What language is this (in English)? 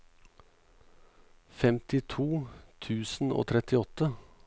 Norwegian